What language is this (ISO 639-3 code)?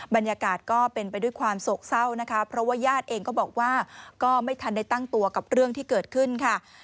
tha